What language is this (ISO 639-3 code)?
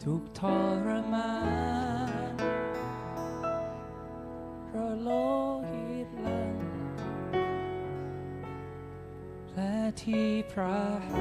tha